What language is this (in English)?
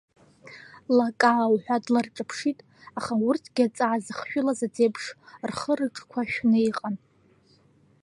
Abkhazian